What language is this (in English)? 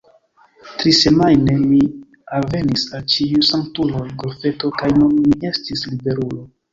Esperanto